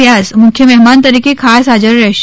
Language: Gujarati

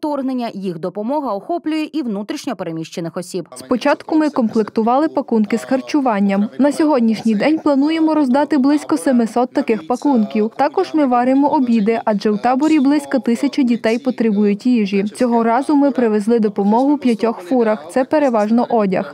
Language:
Ukrainian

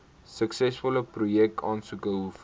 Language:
Afrikaans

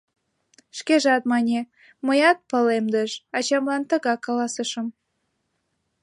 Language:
Mari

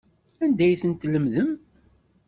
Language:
Kabyle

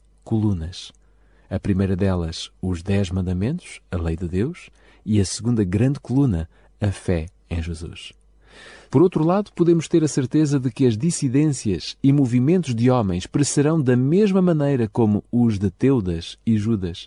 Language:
Portuguese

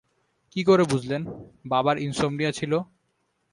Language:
Bangla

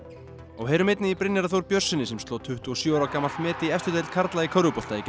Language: Icelandic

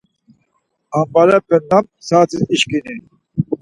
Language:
Laz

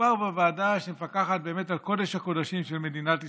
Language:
Hebrew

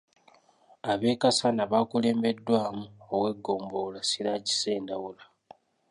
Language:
Ganda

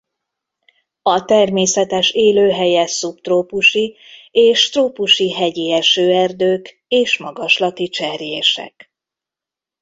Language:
Hungarian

